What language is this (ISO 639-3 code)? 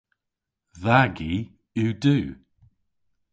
cor